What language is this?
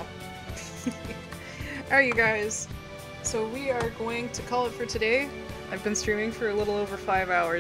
English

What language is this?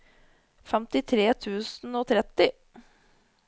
Norwegian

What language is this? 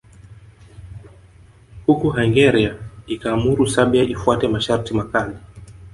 Swahili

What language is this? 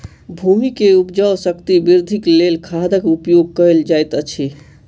Maithili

